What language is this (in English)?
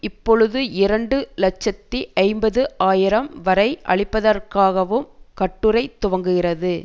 Tamil